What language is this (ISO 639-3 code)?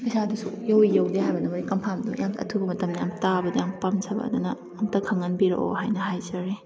mni